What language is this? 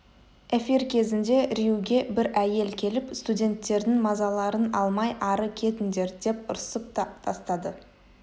Kazakh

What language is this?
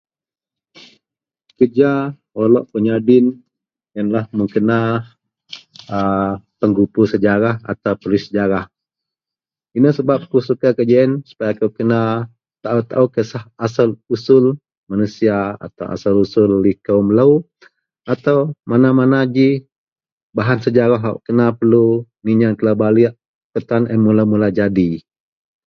Central Melanau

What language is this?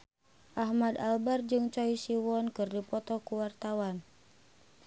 Sundanese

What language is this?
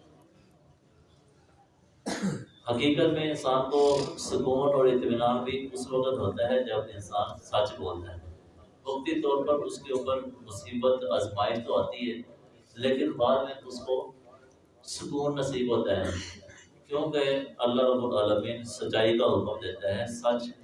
Urdu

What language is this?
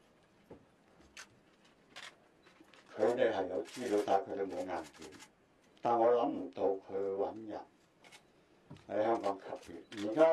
Chinese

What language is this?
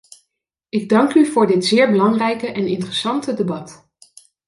Dutch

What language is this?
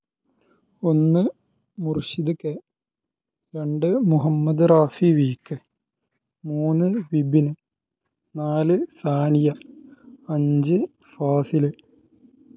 Malayalam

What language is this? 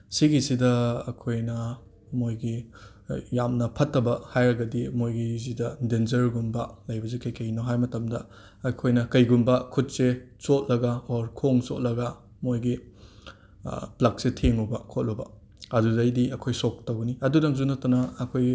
Manipuri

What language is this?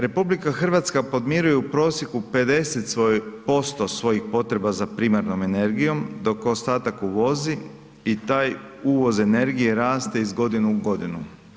Croatian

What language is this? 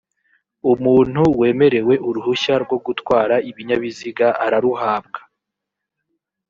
Kinyarwanda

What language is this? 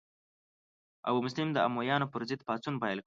Pashto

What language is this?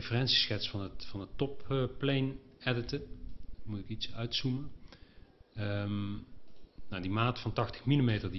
Dutch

